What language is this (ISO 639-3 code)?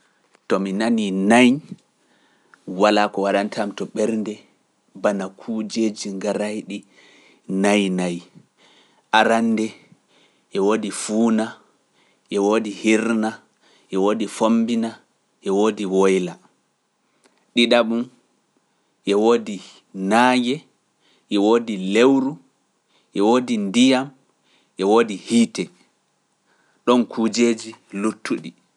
fuf